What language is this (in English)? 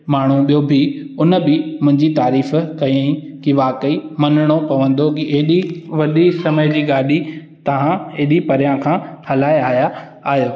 Sindhi